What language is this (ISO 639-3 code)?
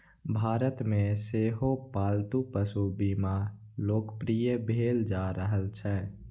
mai